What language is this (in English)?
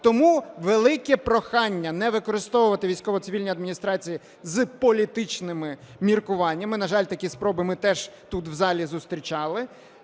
Ukrainian